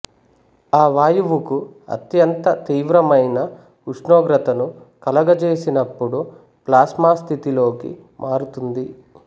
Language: Telugu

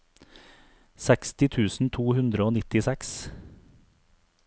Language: Norwegian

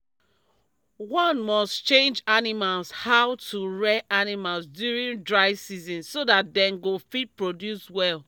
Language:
Nigerian Pidgin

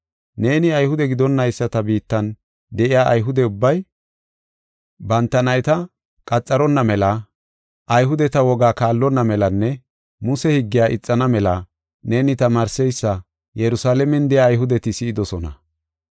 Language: Gofa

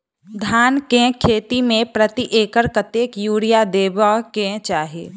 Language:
Maithili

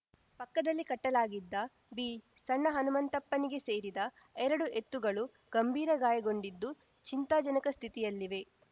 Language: Kannada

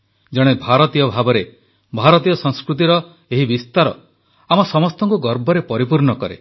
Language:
Odia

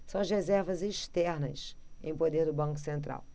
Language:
Portuguese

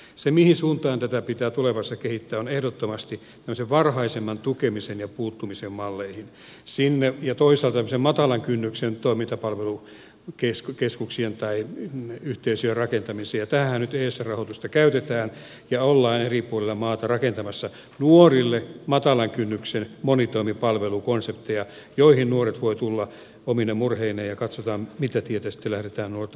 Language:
Finnish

